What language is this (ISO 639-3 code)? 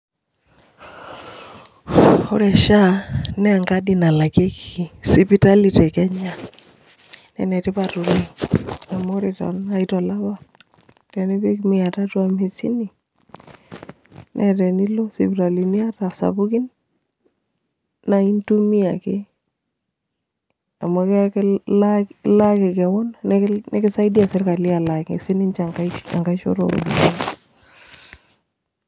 mas